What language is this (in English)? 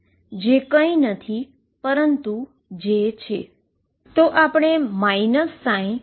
Gujarati